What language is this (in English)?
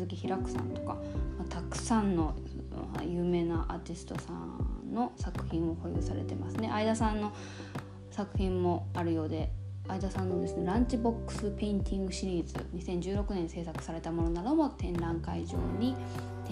Japanese